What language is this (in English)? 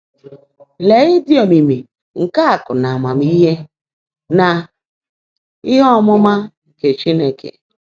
Igbo